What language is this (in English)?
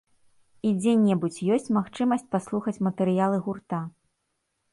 Belarusian